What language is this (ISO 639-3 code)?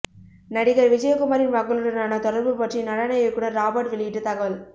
tam